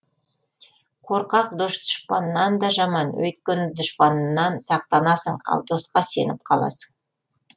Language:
Kazakh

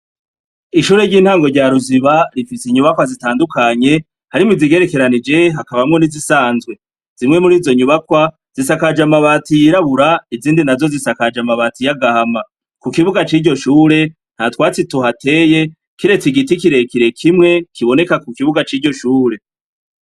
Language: Rundi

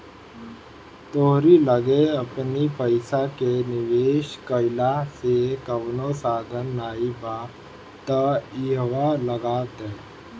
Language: Bhojpuri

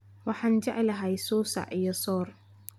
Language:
Somali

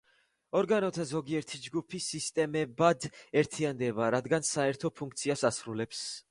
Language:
Georgian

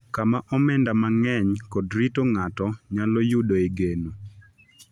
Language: Luo (Kenya and Tanzania)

